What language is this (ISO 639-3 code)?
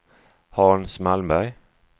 swe